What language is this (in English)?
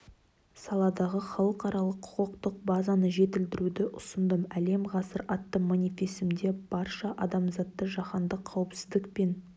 Kazakh